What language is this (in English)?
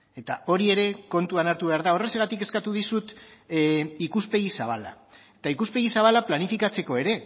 Basque